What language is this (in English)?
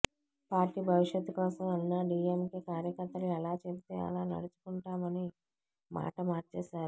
Telugu